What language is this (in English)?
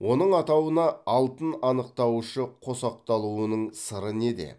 Kazakh